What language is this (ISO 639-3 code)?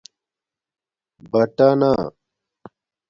dmk